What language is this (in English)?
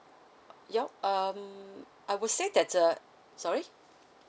English